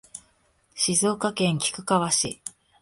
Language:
Japanese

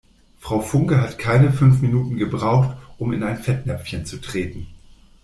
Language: German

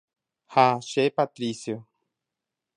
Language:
Guarani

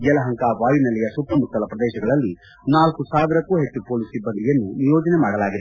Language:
Kannada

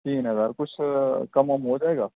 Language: Urdu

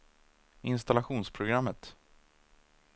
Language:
Swedish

